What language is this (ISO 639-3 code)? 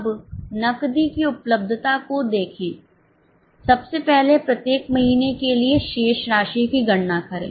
hin